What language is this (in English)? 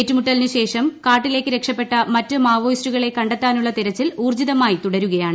Malayalam